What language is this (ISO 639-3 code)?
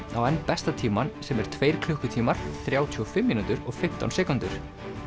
isl